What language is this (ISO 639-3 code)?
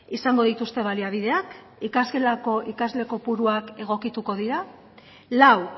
eus